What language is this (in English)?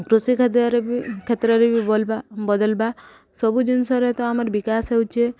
Odia